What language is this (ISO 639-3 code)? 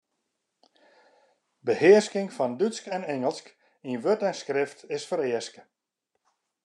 fry